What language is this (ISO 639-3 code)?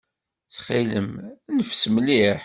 kab